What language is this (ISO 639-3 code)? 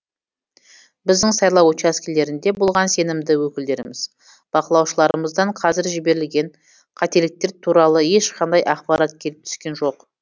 kaz